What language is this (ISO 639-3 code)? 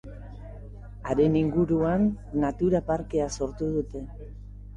eus